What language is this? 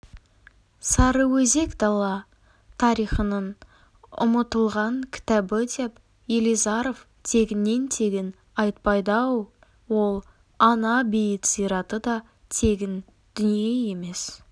Kazakh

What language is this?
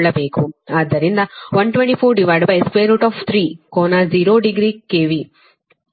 Kannada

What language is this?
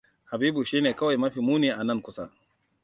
Hausa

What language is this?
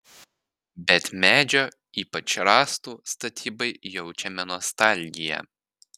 Lithuanian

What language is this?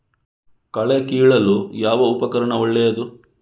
Kannada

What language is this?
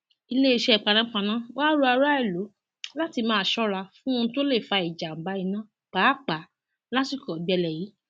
Yoruba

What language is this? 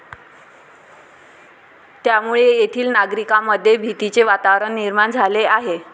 Marathi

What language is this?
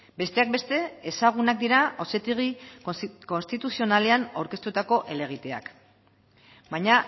Basque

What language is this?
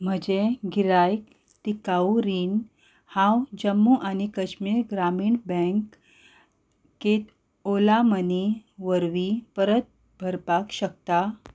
Konkani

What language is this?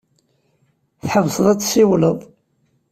Kabyle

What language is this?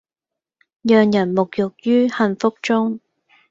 Cantonese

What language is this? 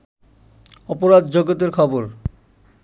Bangla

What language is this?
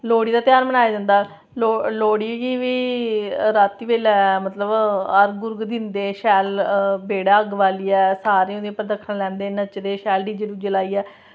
Dogri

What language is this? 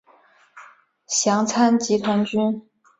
Chinese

